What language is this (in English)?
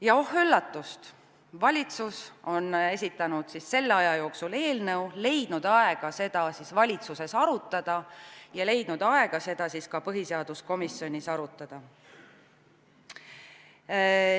Estonian